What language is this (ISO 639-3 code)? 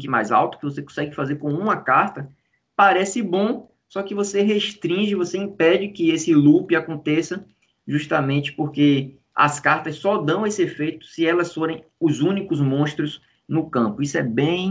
por